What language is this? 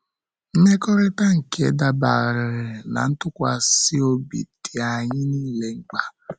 Igbo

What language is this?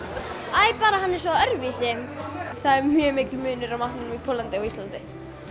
Icelandic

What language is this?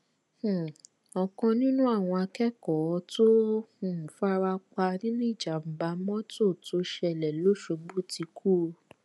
Yoruba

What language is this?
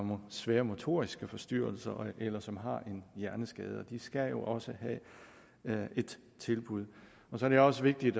Danish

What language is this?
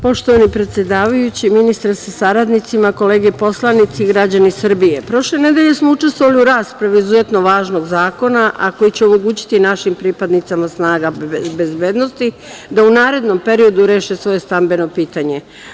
Serbian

